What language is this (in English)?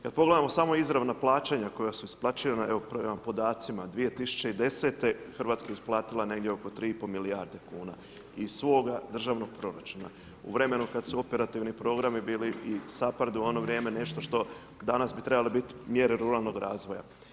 Croatian